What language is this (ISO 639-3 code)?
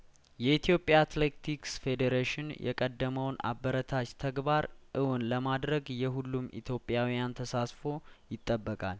amh